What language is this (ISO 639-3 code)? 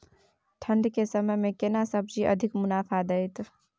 mai